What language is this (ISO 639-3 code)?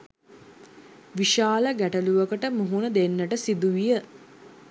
sin